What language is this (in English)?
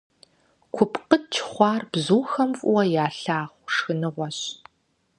Kabardian